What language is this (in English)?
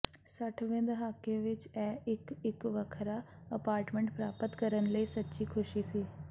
Punjabi